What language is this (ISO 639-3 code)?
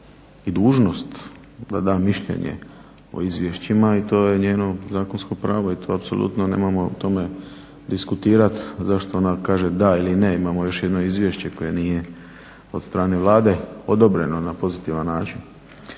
hrv